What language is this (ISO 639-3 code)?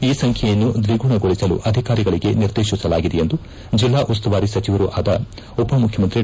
kan